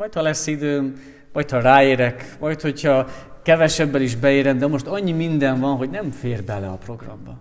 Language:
Hungarian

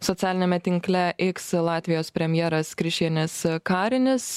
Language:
Lithuanian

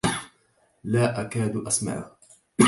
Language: Arabic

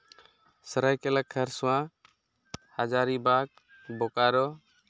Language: Santali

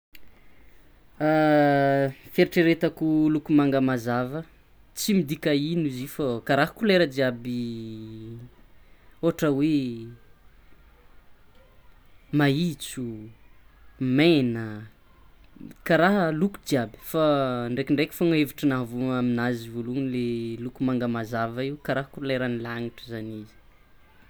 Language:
Tsimihety Malagasy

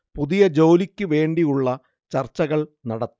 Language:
Malayalam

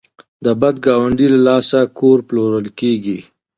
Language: Pashto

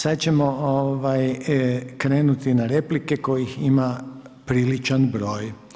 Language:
Croatian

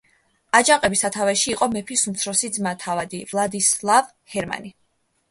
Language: Georgian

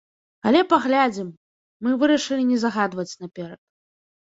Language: Belarusian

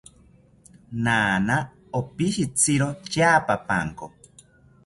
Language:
South Ucayali Ashéninka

